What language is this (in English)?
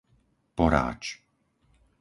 Slovak